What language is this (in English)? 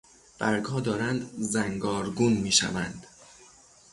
Persian